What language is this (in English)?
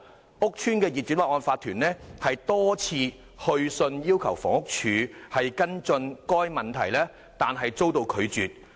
Cantonese